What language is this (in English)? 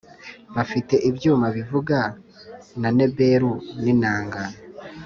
Kinyarwanda